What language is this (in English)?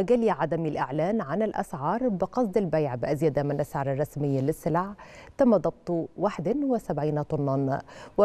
Arabic